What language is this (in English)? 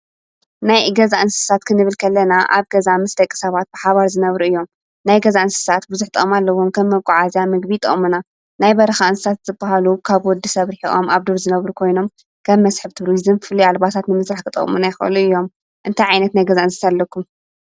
Tigrinya